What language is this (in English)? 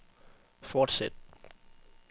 Danish